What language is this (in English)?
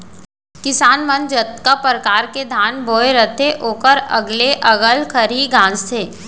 Chhattisgarhi